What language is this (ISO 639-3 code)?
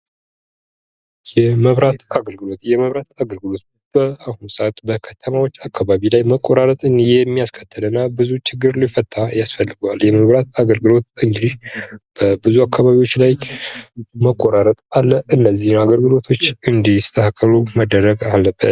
amh